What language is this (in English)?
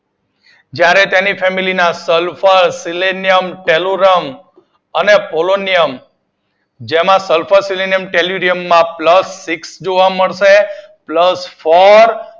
Gujarati